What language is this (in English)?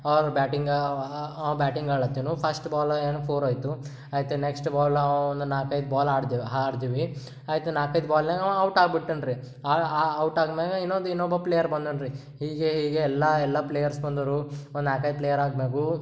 Kannada